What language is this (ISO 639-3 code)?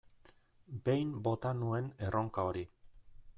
eus